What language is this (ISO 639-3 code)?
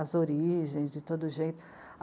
por